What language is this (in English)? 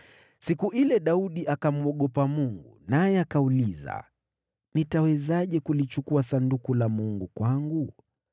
Swahili